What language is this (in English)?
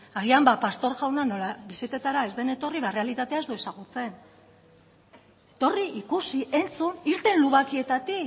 Basque